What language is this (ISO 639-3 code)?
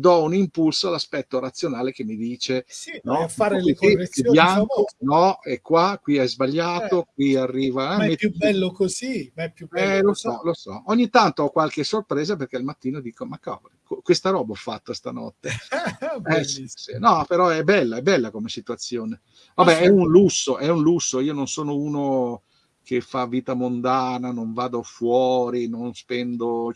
ita